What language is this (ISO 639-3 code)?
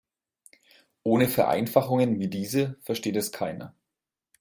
deu